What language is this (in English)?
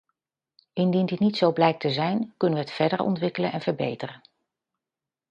Dutch